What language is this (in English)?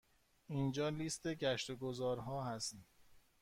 Persian